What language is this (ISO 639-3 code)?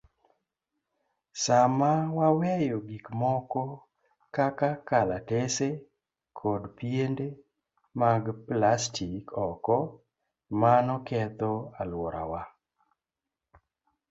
luo